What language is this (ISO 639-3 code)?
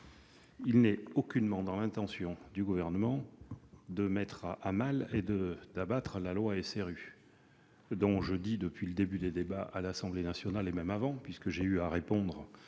fra